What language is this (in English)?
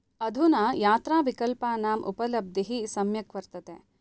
Sanskrit